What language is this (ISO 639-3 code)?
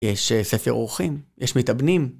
heb